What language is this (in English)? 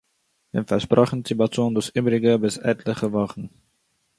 Yiddish